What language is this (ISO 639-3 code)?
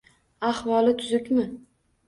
uzb